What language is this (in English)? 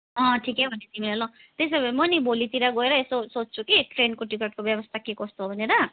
Nepali